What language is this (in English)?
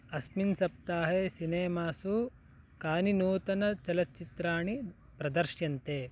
Sanskrit